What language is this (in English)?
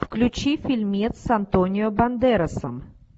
Russian